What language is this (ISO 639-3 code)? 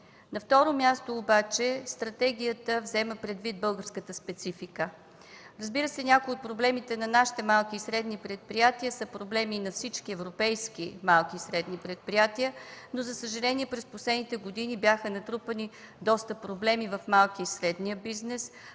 bul